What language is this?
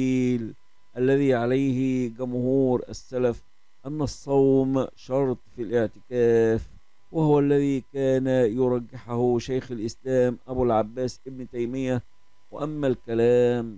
Arabic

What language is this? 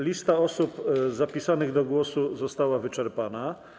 Polish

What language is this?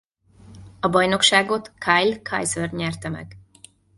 Hungarian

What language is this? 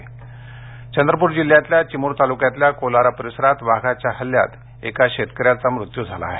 Marathi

